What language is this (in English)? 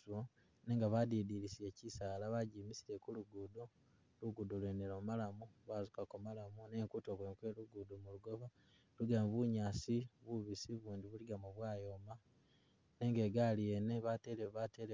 Masaaba